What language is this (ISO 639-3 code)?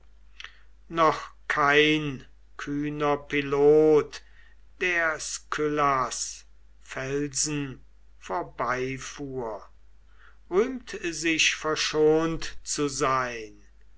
deu